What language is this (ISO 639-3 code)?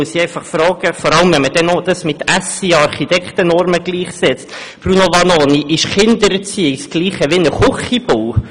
gsw